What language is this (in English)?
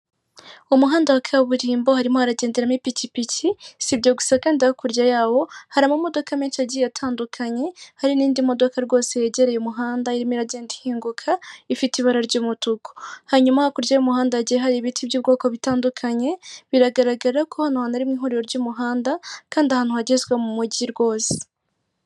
Kinyarwanda